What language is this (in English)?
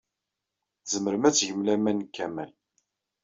Kabyle